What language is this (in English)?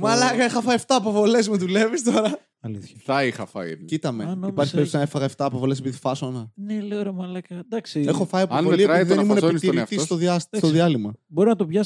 Greek